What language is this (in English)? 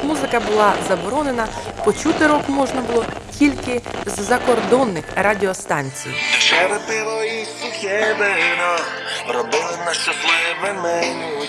Polish